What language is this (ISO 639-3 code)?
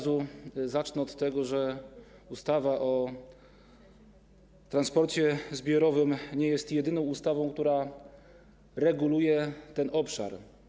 pol